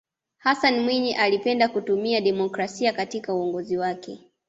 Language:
Swahili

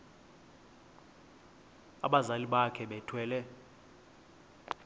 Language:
Xhosa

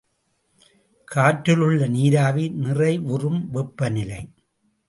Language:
Tamil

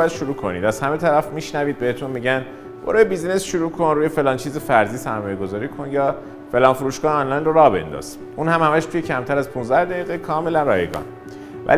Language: Persian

